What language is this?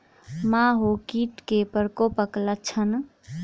Maithili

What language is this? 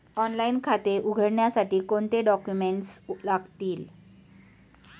Marathi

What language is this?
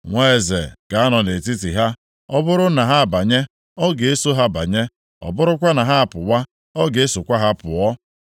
Igbo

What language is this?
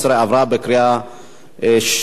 Hebrew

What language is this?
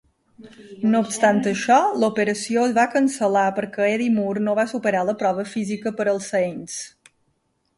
Catalan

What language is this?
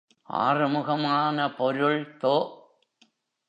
Tamil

